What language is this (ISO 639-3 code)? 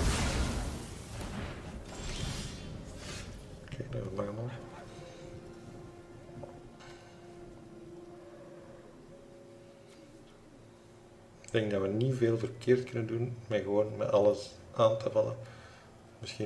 nld